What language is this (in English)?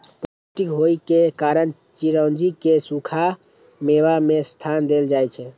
Maithili